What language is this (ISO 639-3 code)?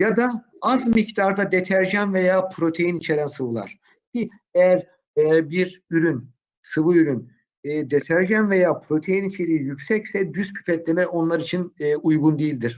tur